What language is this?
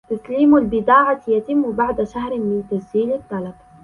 Arabic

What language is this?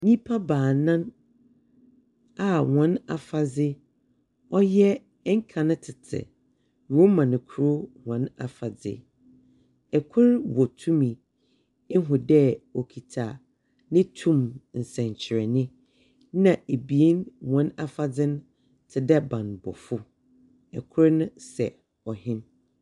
Akan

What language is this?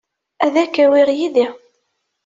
Kabyle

